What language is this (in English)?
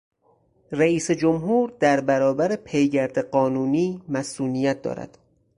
Persian